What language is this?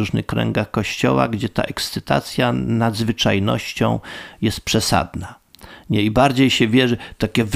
Polish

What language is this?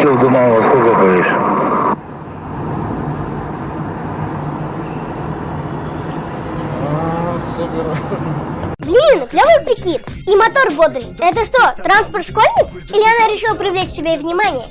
Russian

